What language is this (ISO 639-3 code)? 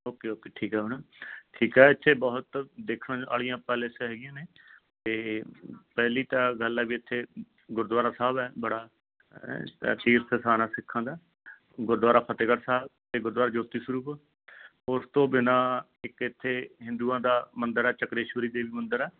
pan